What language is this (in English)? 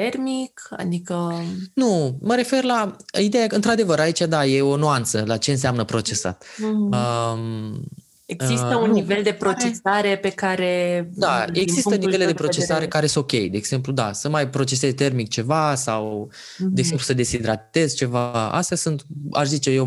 Romanian